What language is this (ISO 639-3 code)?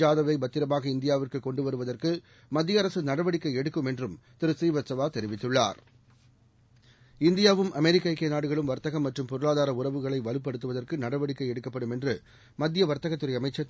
tam